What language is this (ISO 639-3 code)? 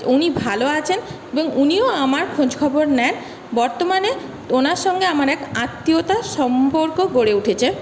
ben